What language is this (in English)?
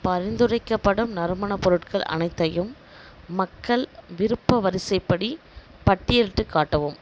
Tamil